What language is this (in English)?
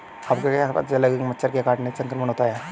Hindi